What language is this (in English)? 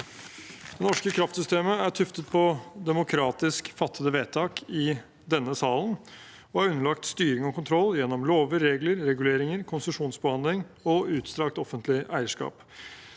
Norwegian